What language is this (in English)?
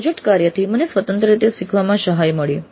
Gujarati